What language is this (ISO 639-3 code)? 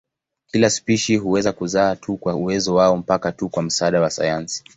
swa